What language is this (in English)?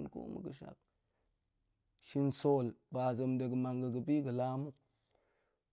Goemai